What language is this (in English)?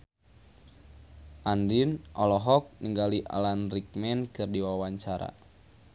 Sundanese